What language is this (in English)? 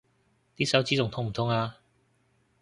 Cantonese